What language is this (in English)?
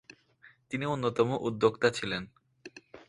Bangla